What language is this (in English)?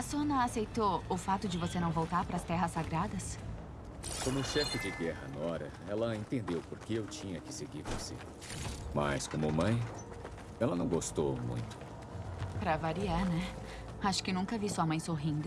Portuguese